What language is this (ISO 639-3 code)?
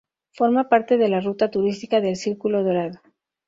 spa